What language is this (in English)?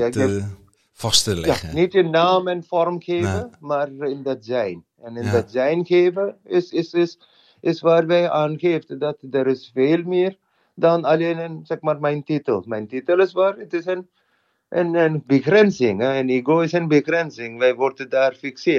Dutch